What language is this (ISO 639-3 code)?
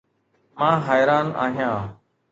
snd